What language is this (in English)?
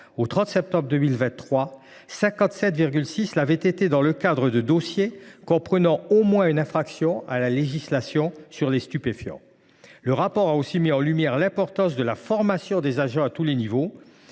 French